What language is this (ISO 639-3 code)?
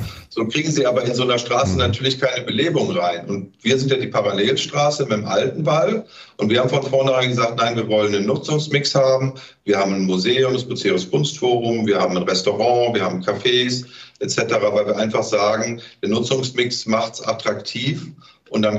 deu